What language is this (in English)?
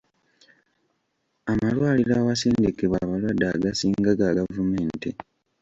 Ganda